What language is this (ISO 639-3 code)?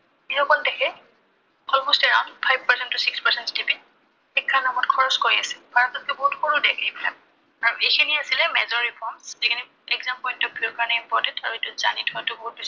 asm